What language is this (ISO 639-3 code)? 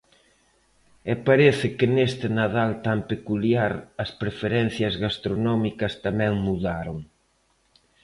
glg